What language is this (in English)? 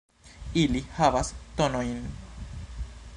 Esperanto